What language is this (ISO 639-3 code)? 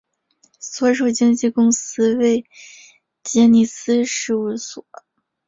zho